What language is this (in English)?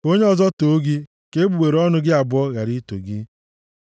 Igbo